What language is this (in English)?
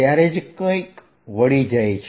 Gujarati